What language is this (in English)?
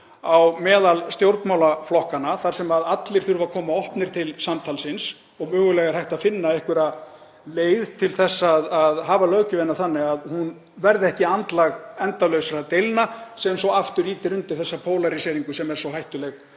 Icelandic